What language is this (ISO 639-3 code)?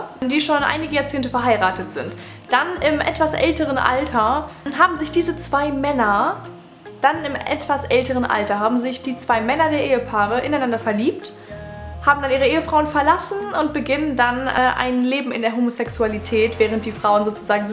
deu